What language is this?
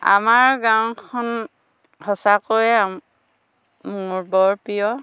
Assamese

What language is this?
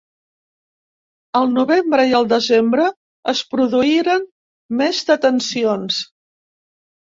Catalan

